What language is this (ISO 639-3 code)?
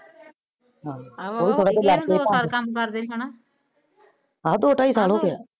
pan